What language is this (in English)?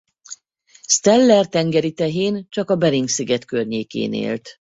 Hungarian